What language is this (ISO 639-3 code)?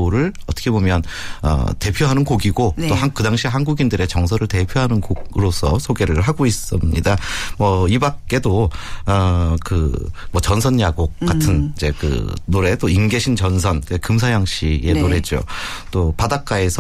kor